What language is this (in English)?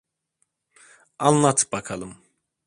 Turkish